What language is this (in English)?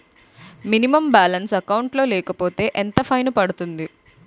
Telugu